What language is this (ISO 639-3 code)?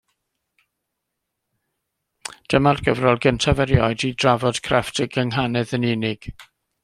cym